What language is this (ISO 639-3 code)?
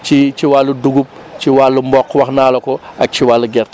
wol